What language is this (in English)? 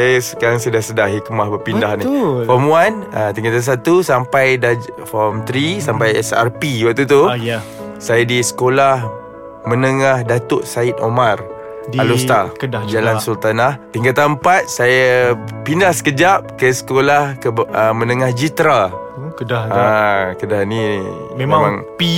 Malay